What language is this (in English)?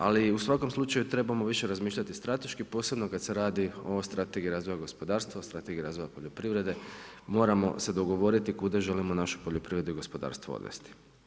Croatian